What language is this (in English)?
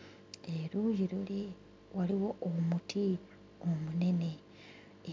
Ganda